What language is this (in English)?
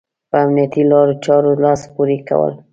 Pashto